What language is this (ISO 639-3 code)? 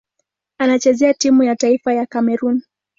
swa